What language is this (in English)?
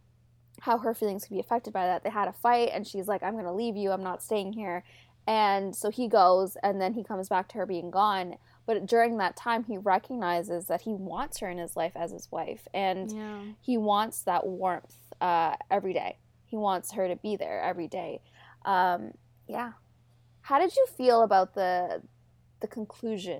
English